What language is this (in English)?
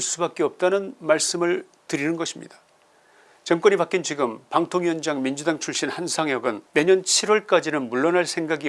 Korean